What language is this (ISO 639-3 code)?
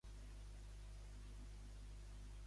cat